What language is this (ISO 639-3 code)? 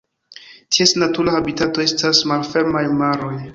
epo